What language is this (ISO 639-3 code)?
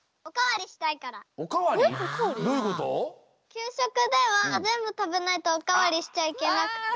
jpn